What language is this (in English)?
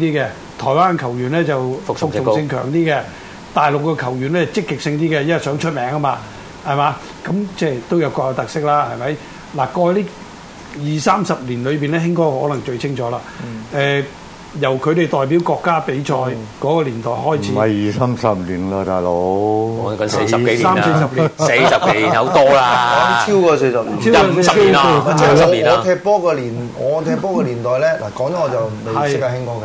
Chinese